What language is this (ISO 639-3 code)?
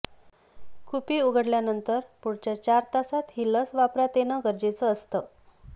mar